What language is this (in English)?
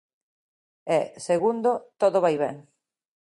Galician